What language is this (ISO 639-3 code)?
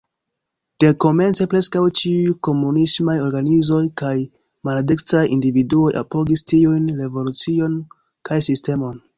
epo